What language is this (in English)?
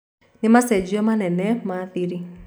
Kikuyu